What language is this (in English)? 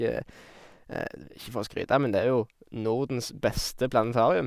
Norwegian